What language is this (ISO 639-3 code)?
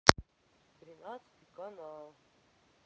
rus